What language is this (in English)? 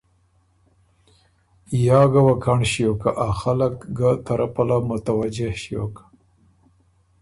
Ormuri